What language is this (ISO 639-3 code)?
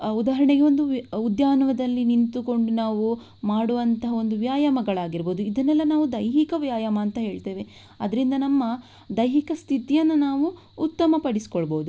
kan